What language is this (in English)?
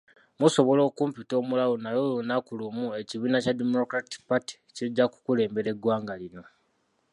Ganda